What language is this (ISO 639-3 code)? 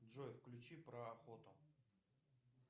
rus